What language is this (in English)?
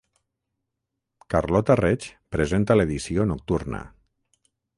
Catalan